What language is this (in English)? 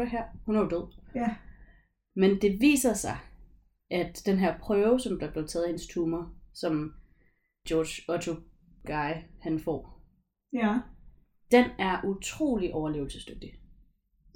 Danish